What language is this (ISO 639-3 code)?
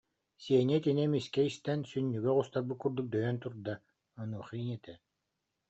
sah